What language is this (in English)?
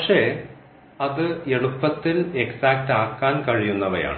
Malayalam